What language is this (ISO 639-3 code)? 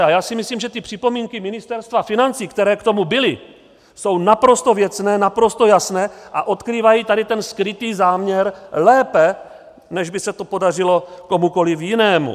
ces